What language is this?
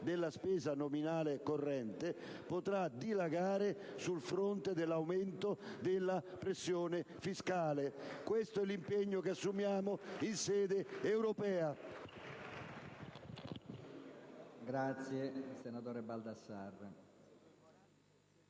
Italian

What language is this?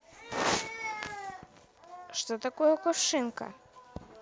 Russian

